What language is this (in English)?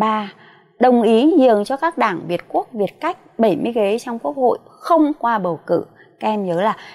Vietnamese